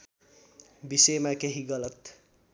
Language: Nepali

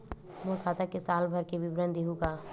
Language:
Chhattisgarhi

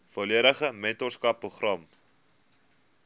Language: Afrikaans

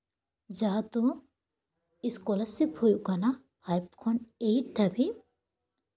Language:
Santali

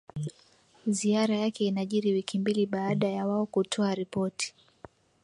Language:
Swahili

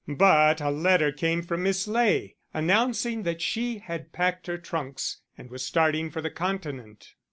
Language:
English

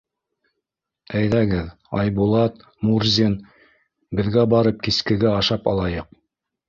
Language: Bashkir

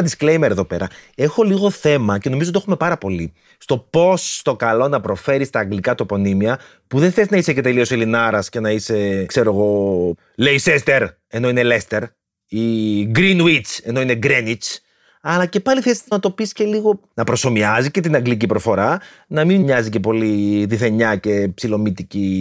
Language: Greek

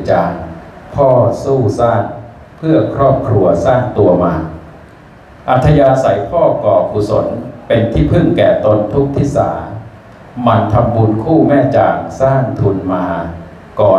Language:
Thai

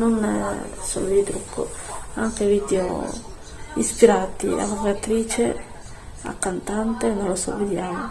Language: Italian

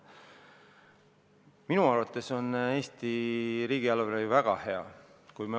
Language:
Estonian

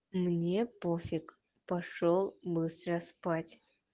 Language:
Russian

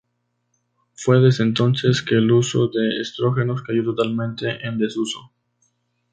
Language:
Spanish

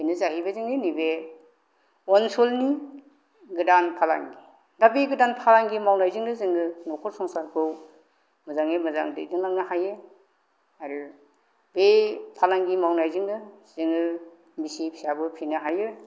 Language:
Bodo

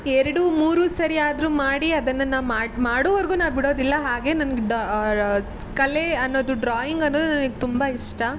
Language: Kannada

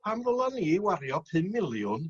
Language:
Welsh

